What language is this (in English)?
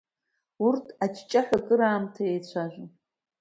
Abkhazian